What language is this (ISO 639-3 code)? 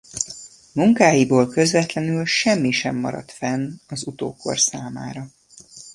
hun